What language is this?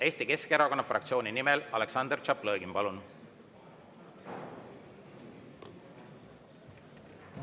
Estonian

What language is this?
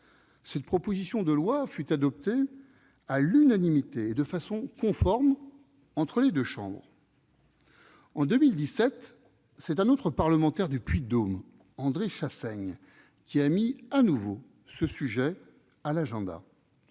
French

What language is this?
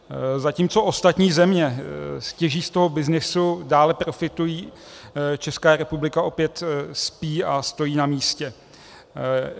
Czech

